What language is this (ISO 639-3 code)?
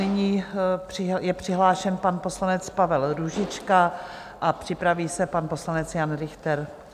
ces